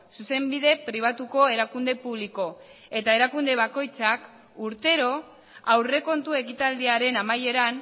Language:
Basque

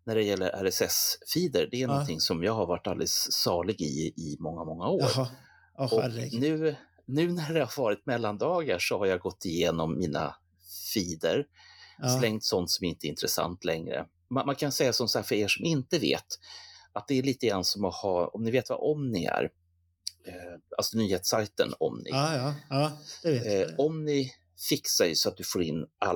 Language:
Swedish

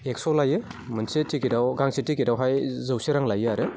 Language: Bodo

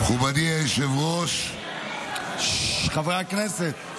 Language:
Hebrew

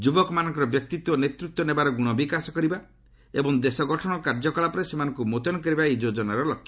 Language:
Odia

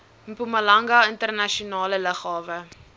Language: Afrikaans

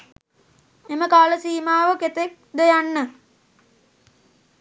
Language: Sinhala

